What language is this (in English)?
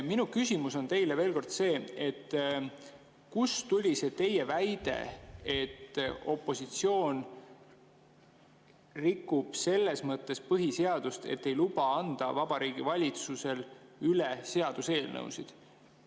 Estonian